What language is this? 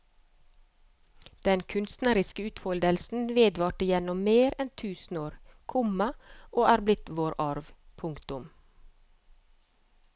Norwegian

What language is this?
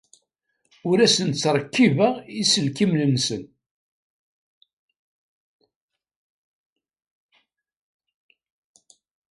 Kabyle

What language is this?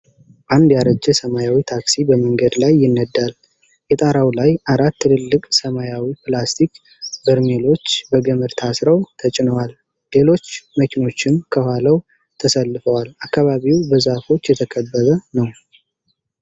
Amharic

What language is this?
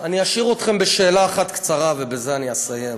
Hebrew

